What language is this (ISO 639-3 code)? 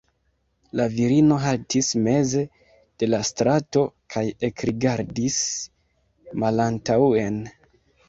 epo